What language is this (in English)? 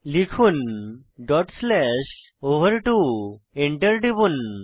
Bangla